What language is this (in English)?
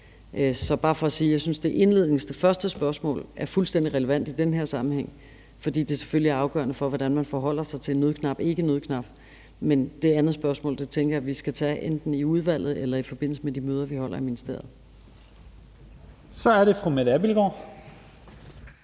Danish